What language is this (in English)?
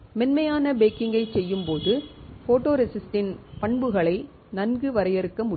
Tamil